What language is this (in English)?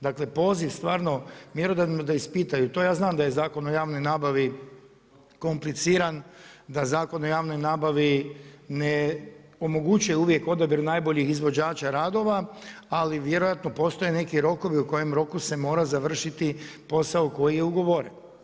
Croatian